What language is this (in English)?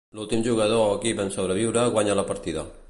Catalan